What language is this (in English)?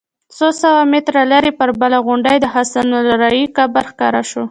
Pashto